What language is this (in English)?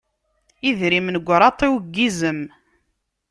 Kabyle